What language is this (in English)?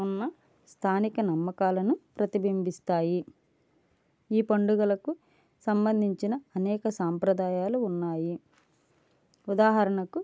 Telugu